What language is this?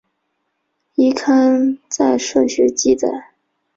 Chinese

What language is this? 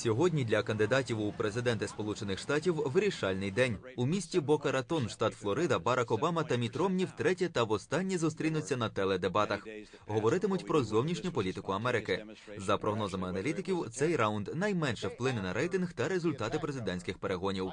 Ukrainian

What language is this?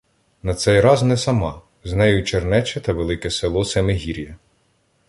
Ukrainian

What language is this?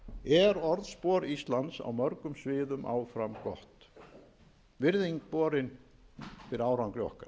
Icelandic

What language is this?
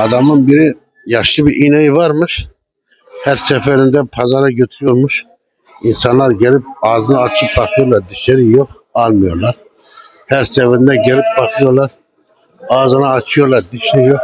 Turkish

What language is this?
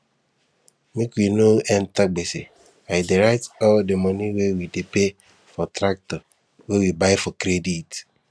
Nigerian Pidgin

